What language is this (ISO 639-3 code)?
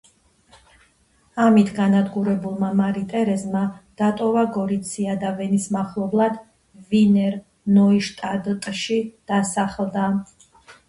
kat